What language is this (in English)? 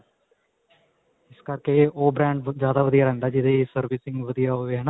Punjabi